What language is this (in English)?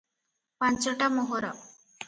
Odia